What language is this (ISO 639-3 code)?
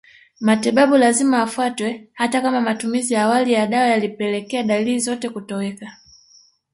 swa